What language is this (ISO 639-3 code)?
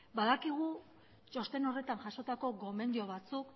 eus